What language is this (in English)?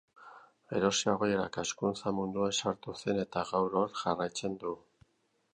Basque